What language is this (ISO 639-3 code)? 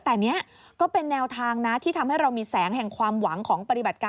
tha